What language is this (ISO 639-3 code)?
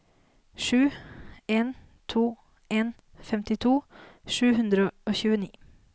nor